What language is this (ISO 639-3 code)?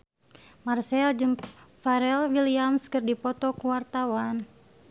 sun